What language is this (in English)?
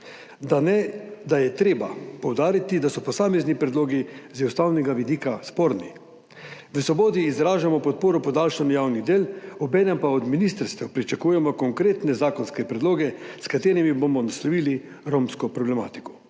Slovenian